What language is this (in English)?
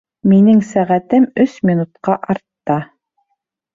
Bashkir